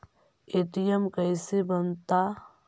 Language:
Magahi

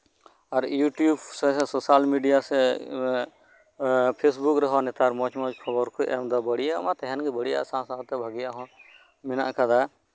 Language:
Santali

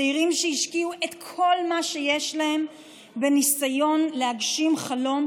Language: Hebrew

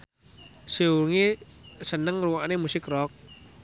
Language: Javanese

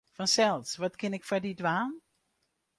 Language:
Western Frisian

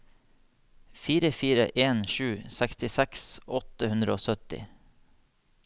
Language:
Norwegian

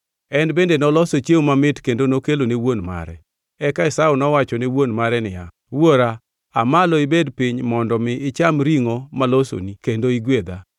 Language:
Luo (Kenya and Tanzania)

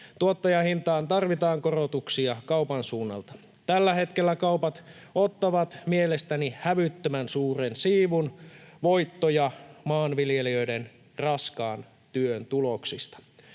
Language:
Finnish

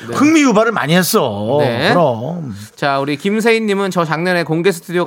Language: Korean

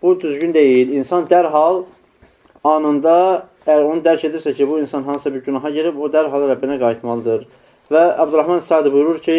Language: Turkish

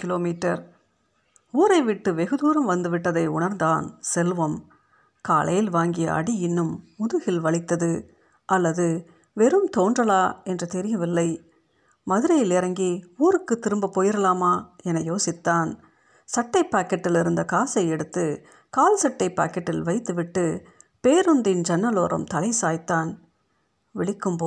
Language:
Tamil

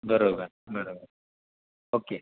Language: Marathi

